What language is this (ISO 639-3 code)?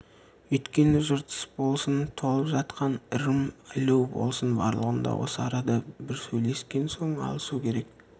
kaz